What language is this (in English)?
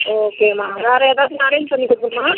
Tamil